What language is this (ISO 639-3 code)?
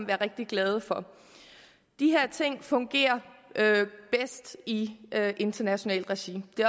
dan